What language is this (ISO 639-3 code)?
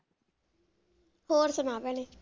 pan